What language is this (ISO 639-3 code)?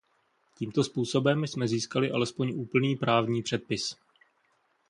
ces